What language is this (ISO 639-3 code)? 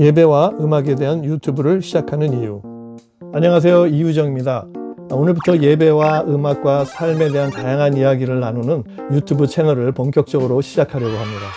kor